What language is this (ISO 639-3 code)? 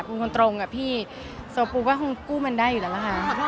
tha